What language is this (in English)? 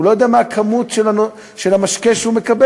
Hebrew